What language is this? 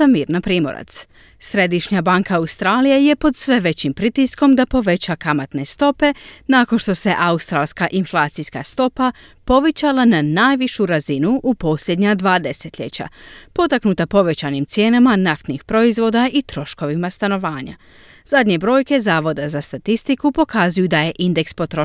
Croatian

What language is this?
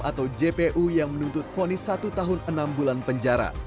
Indonesian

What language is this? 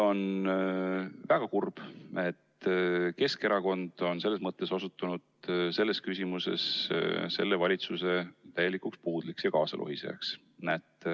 Estonian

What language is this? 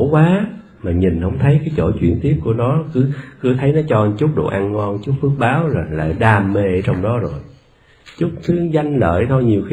Vietnamese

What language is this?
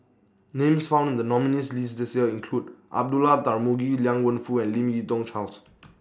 English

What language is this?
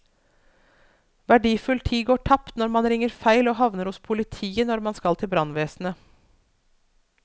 Norwegian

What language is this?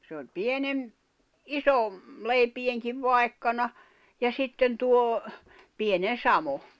Finnish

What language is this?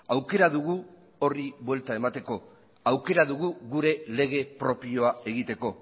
Basque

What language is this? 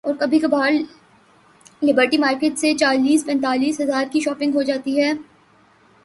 Urdu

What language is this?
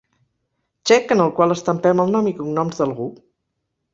Catalan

